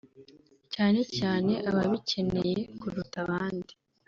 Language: Kinyarwanda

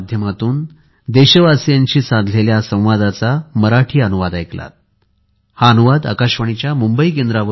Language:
Marathi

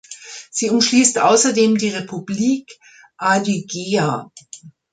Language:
German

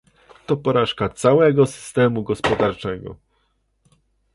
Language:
Polish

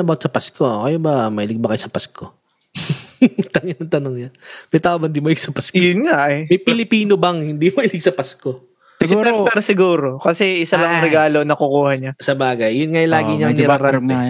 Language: Filipino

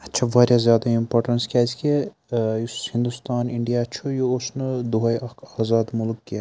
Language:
Kashmiri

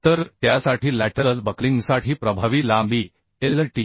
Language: Marathi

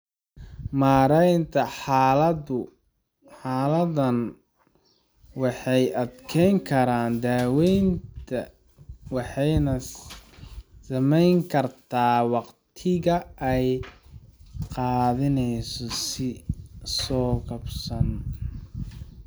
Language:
Somali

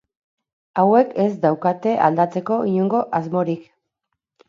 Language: Basque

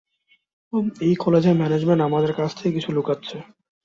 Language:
Bangla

